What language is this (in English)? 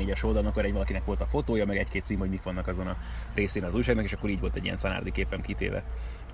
Hungarian